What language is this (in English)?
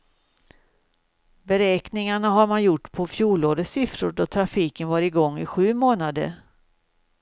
Swedish